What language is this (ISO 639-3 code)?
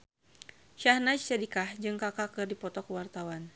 sun